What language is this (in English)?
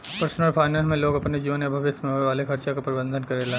Bhojpuri